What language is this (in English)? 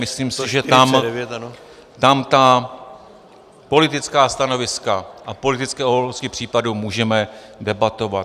Czech